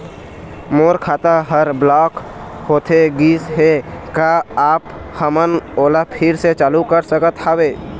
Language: Chhattisgarhi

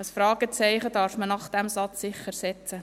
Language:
Swiss German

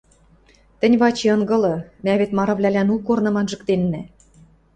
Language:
Western Mari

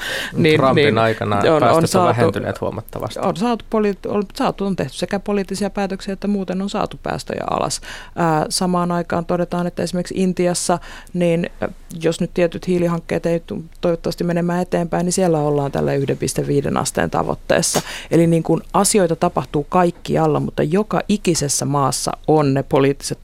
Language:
Finnish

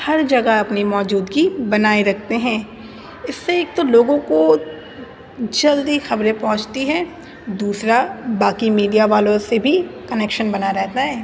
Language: Urdu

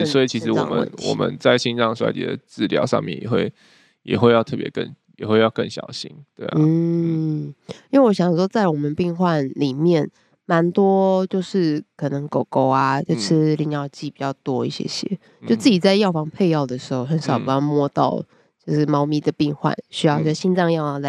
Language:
Chinese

